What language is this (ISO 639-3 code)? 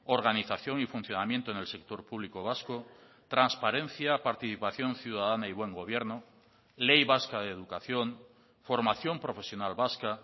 spa